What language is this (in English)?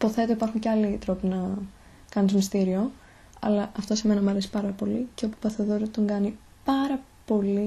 Greek